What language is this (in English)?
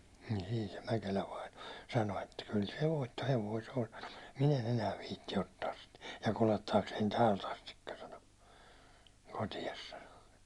Finnish